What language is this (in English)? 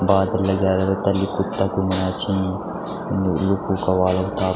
Garhwali